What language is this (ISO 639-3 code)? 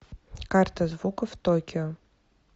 rus